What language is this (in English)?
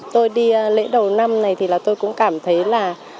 Vietnamese